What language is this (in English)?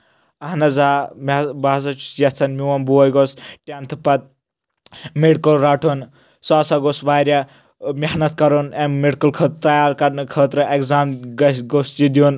Kashmiri